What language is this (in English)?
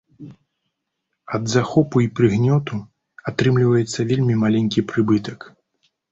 Belarusian